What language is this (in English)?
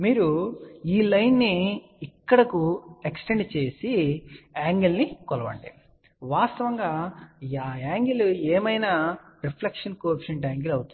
Telugu